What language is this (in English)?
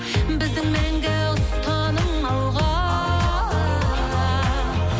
Kazakh